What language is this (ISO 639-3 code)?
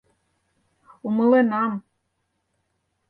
chm